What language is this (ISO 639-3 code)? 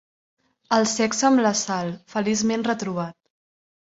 cat